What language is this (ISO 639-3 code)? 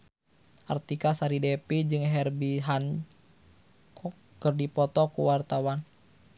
sun